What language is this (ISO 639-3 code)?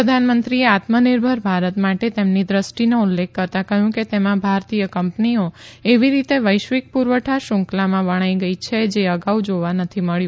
guj